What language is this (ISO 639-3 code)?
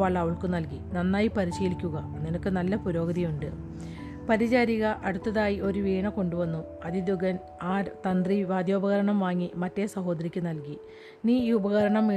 mal